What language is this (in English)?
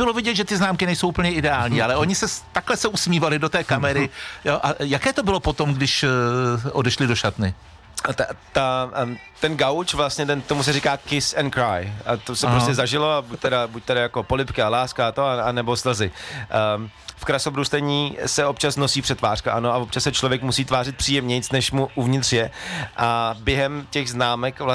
Czech